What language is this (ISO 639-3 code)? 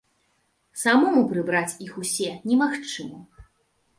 bel